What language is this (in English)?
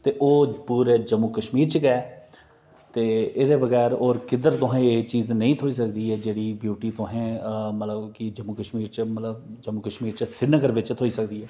Dogri